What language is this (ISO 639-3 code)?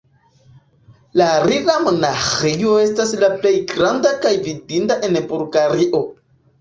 epo